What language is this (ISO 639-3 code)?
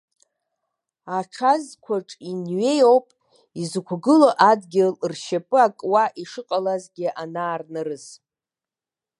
abk